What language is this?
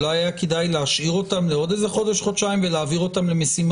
Hebrew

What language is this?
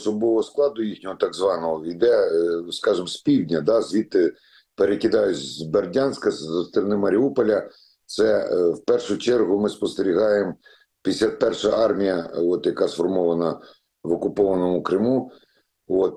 Ukrainian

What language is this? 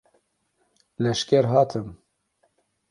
Kurdish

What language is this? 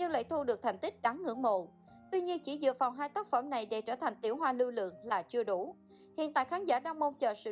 Vietnamese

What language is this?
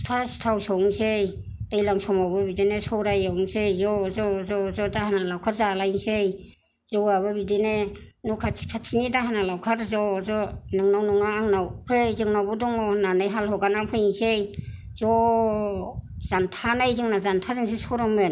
Bodo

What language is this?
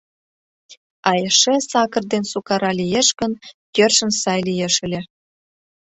Mari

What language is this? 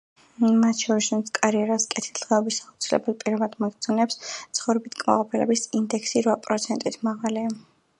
Georgian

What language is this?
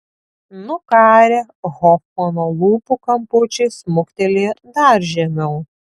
Lithuanian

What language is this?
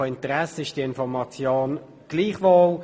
Swiss German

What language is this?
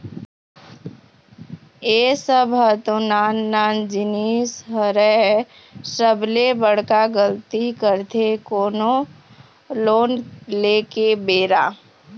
Chhattisgarhi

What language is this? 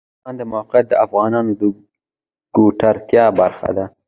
Pashto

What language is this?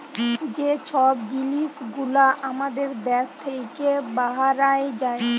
Bangla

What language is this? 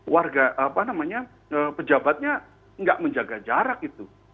Indonesian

